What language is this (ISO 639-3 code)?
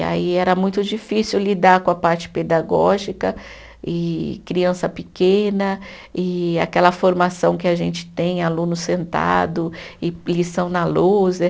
por